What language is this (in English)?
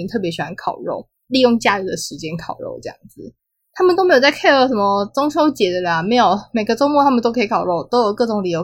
Chinese